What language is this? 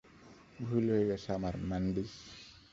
Bangla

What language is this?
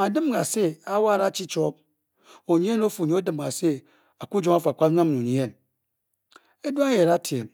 Bokyi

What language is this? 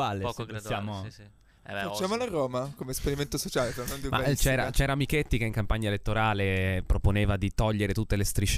Italian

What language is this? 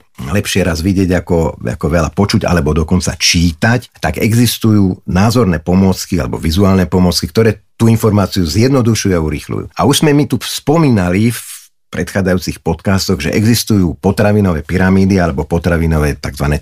Slovak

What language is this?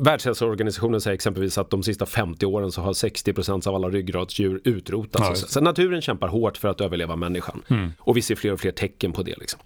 Swedish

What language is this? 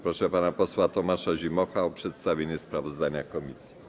Polish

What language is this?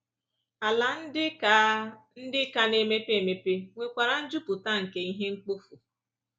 Igbo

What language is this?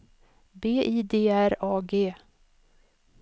Swedish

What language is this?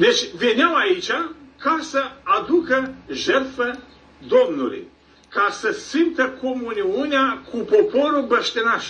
Romanian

